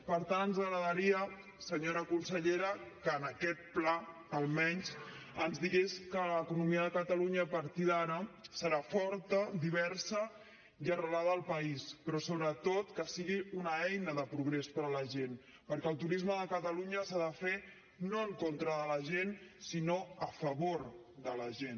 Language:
Catalan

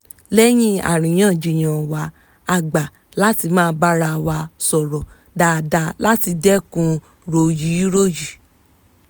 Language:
Yoruba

